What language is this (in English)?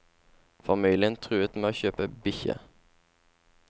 Norwegian